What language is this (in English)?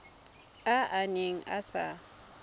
Tswana